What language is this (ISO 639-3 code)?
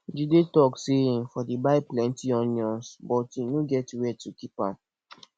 pcm